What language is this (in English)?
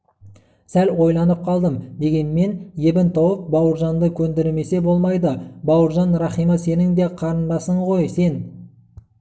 Kazakh